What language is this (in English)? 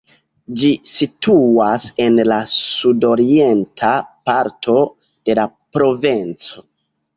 Esperanto